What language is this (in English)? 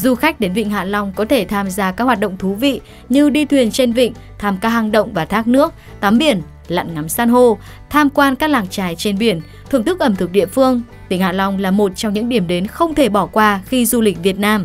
Vietnamese